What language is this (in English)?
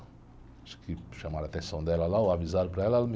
Portuguese